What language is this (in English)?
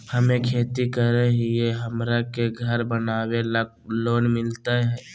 Magahi